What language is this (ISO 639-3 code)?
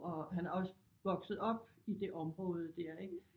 dan